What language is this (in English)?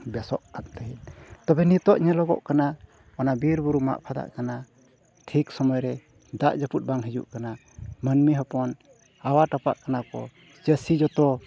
Santali